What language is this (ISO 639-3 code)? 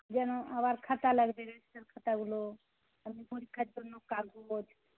ben